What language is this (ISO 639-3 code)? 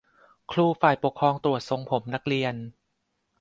tha